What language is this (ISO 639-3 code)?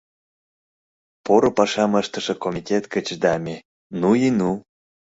chm